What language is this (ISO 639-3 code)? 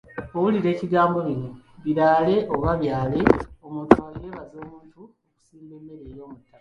lug